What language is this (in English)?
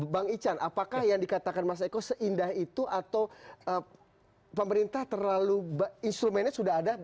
Indonesian